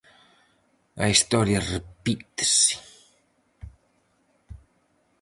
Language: Galician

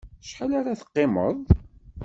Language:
Kabyle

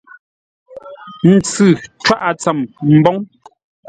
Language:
Ngombale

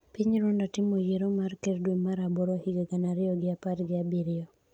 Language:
Luo (Kenya and Tanzania)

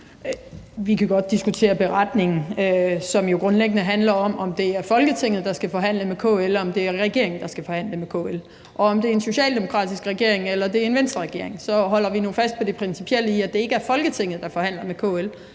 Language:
Danish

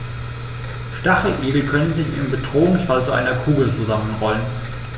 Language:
German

